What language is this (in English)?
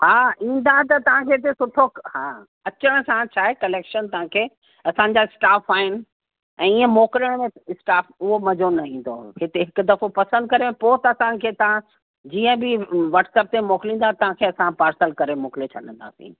Sindhi